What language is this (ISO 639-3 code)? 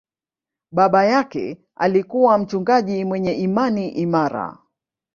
swa